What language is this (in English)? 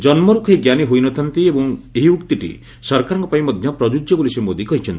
Odia